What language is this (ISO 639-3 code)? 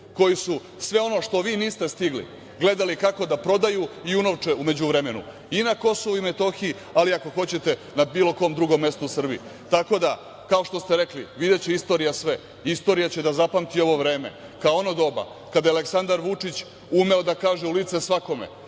srp